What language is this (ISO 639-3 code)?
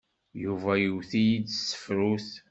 kab